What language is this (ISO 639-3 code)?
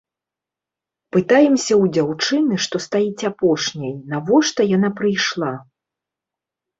bel